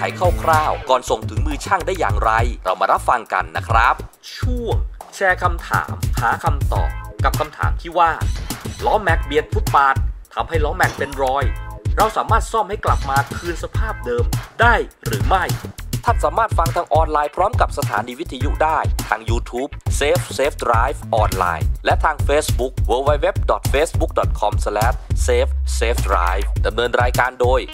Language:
Thai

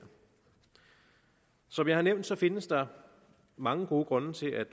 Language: Danish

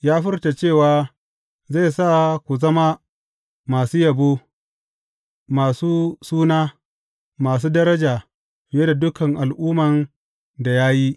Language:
Hausa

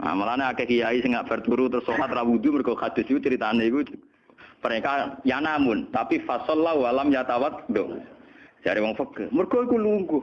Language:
Indonesian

